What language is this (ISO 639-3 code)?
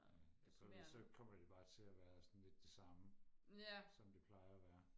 dan